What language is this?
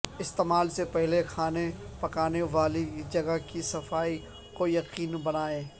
Urdu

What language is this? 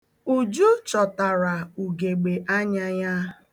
Igbo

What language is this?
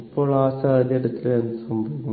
Malayalam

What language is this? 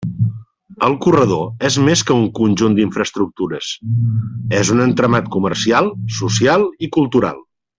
Catalan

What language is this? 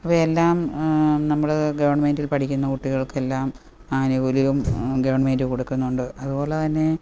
Malayalam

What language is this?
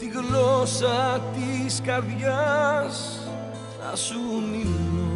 Greek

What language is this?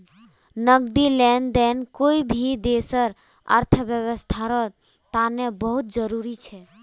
Magahi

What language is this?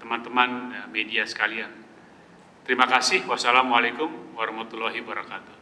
Indonesian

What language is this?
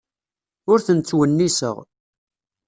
Kabyle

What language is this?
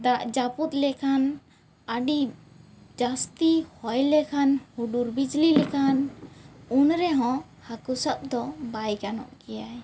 Santali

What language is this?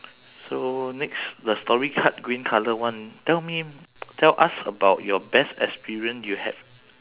English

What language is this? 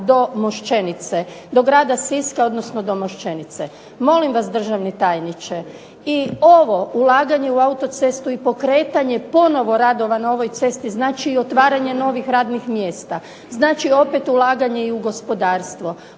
Croatian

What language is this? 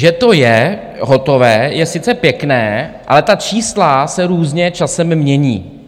Czech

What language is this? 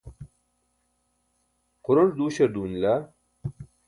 Burushaski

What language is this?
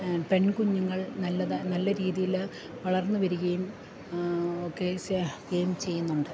Malayalam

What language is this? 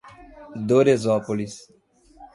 Portuguese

